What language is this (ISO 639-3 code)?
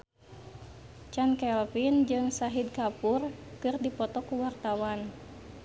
sun